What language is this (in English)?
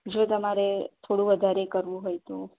Gujarati